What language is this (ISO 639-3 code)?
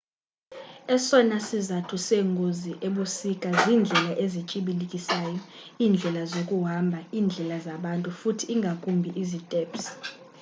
xho